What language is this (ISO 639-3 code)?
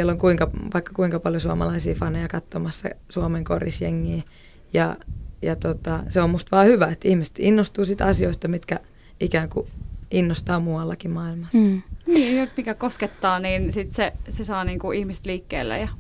fin